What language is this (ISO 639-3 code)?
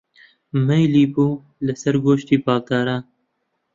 ckb